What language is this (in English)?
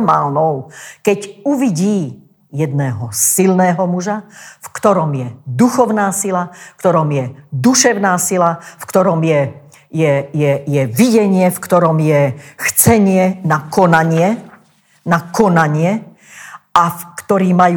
Slovak